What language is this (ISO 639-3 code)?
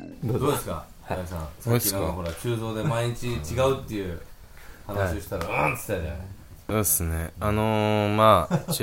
jpn